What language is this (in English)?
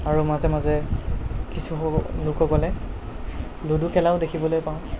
Assamese